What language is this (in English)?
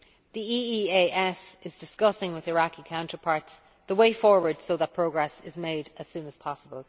English